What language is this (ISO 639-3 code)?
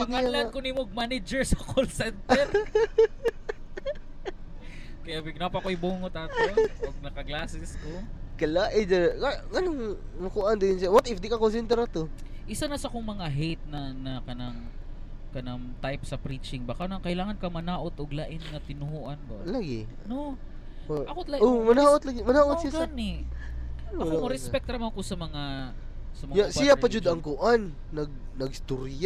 fil